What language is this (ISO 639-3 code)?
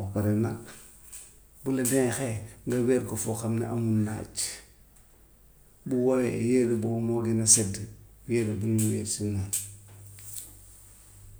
wof